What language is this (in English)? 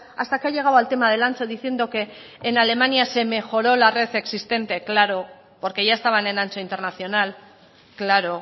Spanish